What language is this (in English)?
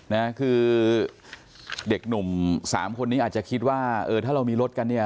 Thai